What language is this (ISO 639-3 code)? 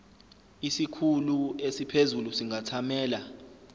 zul